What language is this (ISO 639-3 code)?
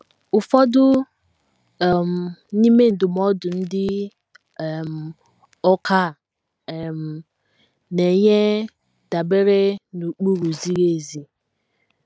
ibo